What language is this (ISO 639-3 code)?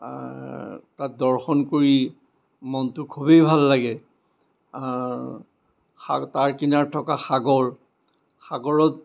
asm